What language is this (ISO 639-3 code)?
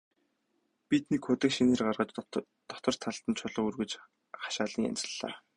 mon